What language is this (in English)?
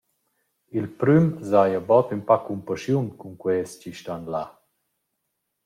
Romansh